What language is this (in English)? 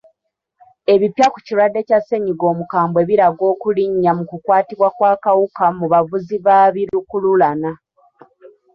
Ganda